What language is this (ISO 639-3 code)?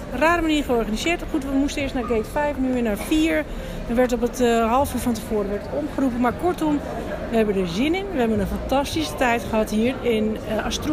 nld